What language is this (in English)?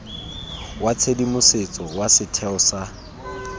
Tswana